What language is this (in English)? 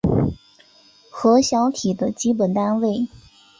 Chinese